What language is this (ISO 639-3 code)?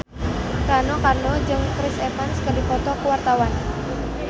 sun